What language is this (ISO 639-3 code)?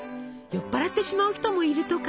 jpn